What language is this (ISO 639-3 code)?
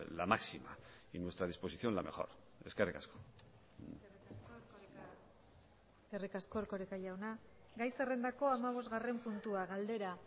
eus